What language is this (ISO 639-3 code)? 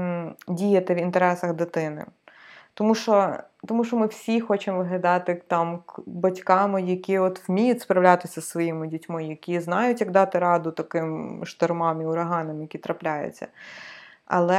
ukr